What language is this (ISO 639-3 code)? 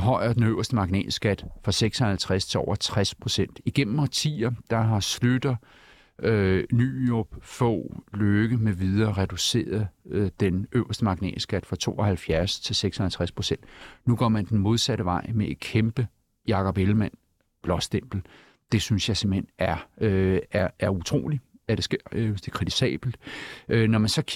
dan